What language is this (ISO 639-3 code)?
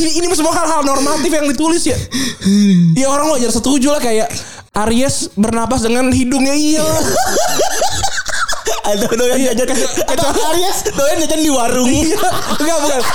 ind